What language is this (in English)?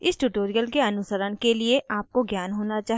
Hindi